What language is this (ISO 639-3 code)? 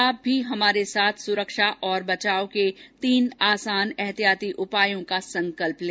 hin